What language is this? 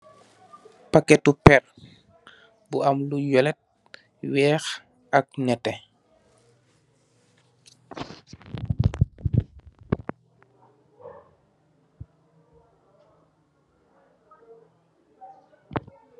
Wolof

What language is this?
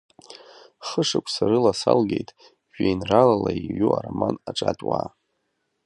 Abkhazian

